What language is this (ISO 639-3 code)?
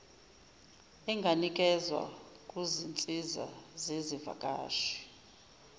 zul